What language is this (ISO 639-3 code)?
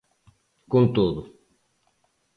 glg